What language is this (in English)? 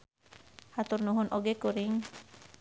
Sundanese